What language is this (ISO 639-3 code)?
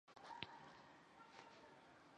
zho